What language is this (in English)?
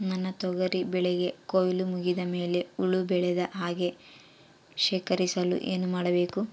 Kannada